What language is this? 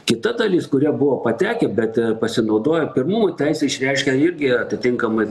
Lithuanian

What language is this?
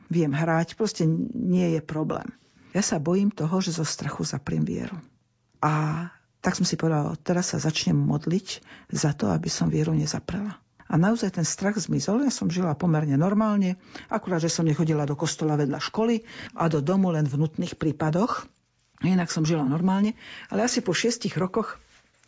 Slovak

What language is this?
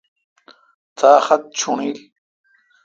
Kalkoti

